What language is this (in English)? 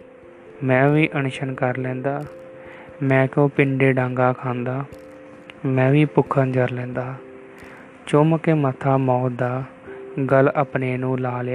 Punjabi